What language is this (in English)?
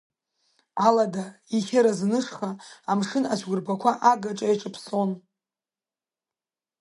Abkhazian